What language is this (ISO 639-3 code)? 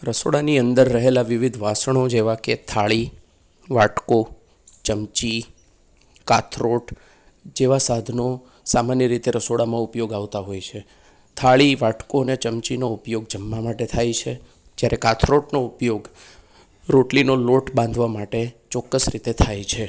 guj